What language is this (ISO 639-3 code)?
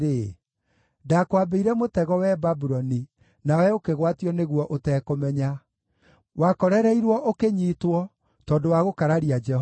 kik